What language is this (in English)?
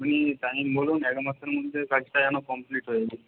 Bangla